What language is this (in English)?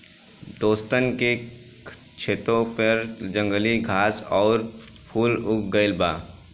Bhojpuri